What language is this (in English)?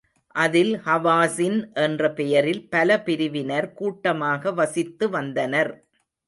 Tamil